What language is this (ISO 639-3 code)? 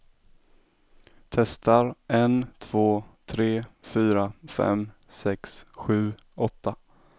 swe